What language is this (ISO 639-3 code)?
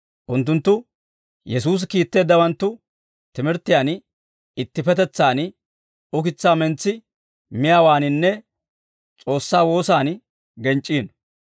dwr